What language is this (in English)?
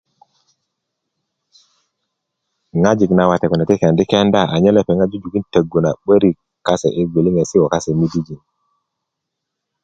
Kuku